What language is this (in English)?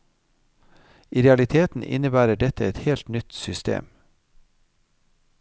Norwegian